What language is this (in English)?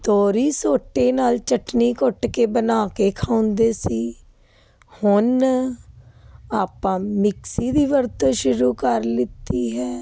Punjabi